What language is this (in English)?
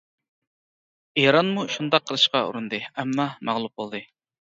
Uyghur